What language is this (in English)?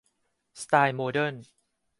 Thai